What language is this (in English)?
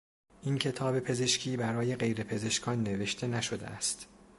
Persian